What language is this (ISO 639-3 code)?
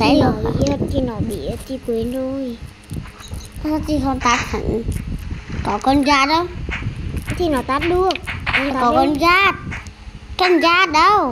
vie